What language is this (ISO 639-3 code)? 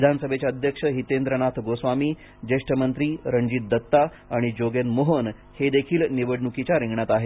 mar